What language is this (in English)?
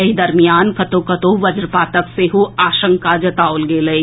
Maithili